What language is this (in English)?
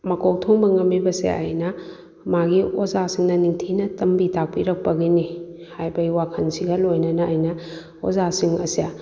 Manipuri